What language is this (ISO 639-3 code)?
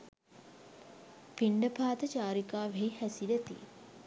sin